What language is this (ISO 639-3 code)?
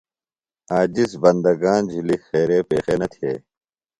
phl